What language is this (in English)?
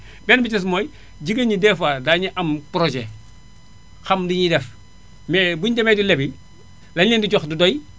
Wolof